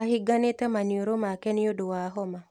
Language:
Kikuyu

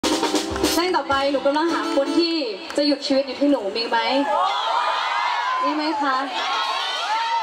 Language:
Thai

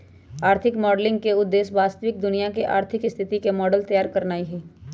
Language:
Magahi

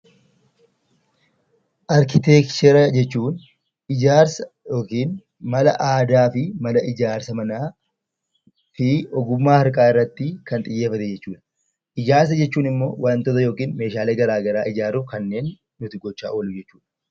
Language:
Oromo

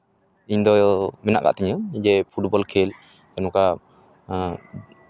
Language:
Santali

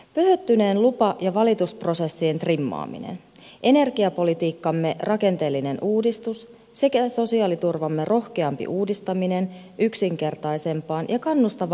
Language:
Finnish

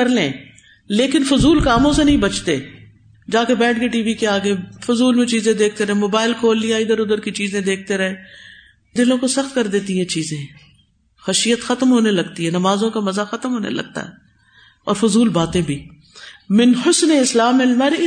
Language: Urdu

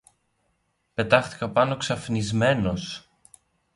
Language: Greek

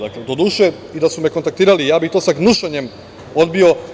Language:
Serbian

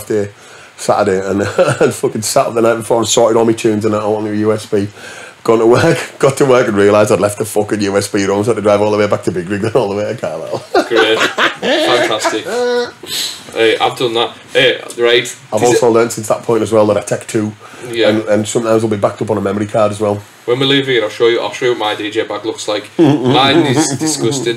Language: English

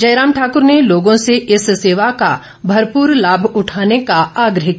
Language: Hindi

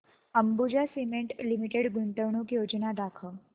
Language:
Marathi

